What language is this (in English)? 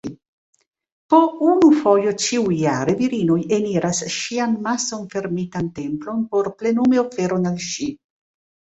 Esperanto